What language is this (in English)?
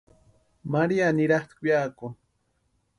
Western Highland Purepecha